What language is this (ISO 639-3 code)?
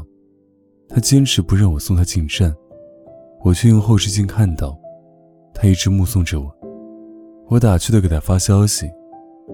zho